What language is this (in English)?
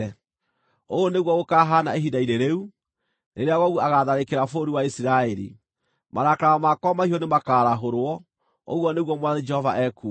Kikuyu